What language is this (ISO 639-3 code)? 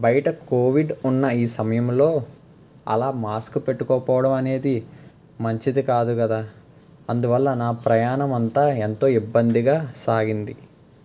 tel